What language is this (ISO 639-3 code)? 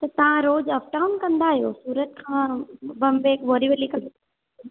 snd